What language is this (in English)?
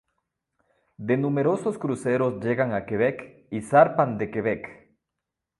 Spanish